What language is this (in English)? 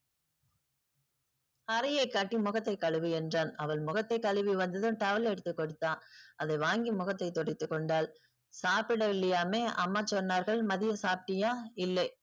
Tamil